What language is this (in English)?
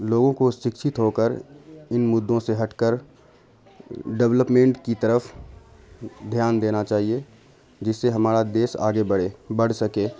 Urdu